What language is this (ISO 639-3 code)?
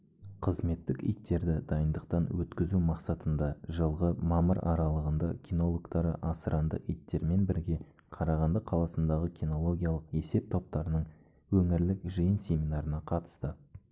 kaz